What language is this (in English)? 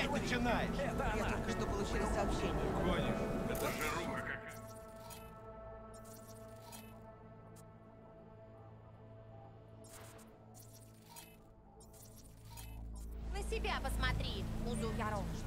Russian